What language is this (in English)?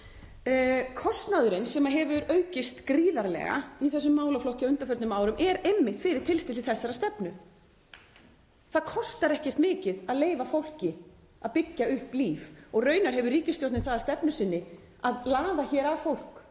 Icelandic